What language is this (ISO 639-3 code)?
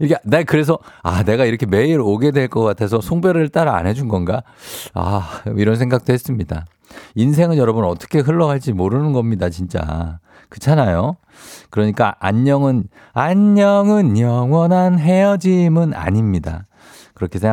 kor